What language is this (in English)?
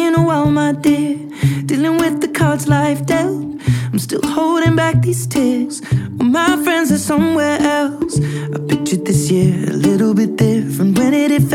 Italian